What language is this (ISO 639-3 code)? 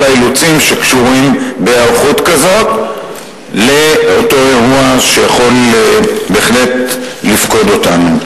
heb